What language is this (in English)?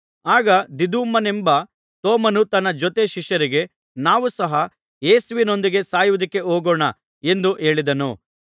Kannada